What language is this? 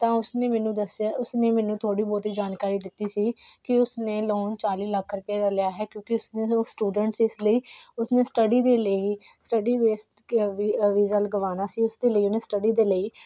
Punjabi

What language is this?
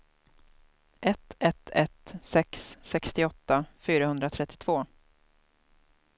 Swedish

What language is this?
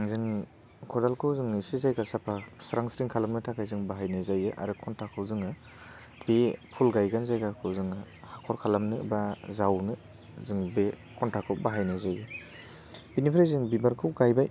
Bodo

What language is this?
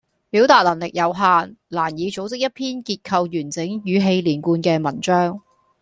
Cantonese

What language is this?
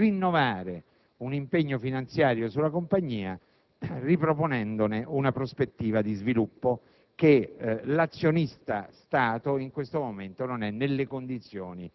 Italian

